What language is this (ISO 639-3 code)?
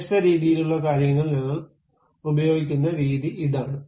mal